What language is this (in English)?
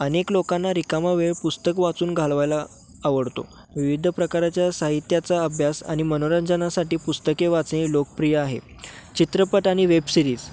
Marathi